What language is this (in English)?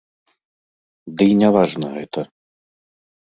Belarusian